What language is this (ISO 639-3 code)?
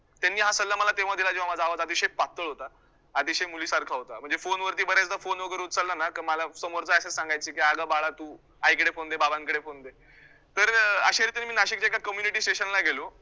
mar